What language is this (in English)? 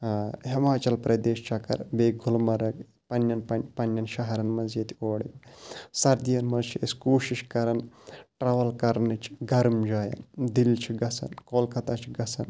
Kashmiri